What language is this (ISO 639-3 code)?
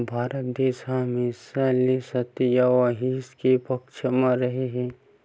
hne